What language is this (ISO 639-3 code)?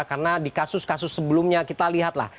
ind